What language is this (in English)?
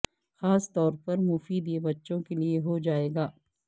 Urdu